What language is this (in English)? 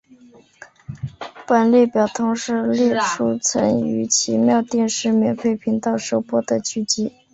Chinese